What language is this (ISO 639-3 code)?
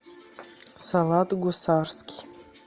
rus